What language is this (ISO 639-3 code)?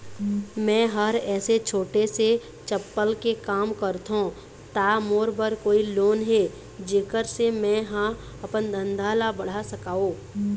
hne